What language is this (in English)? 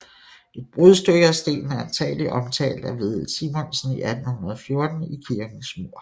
Danish